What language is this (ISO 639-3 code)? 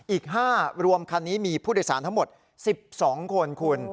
tha